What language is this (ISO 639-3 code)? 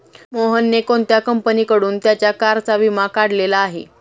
mar